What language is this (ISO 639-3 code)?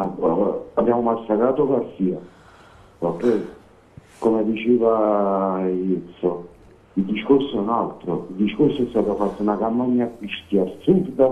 ita